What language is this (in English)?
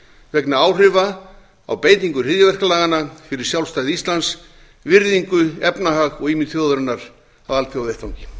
Icelandic